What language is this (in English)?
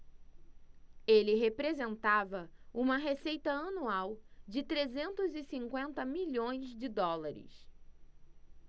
Portuguese